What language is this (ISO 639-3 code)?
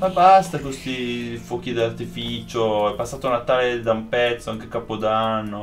ita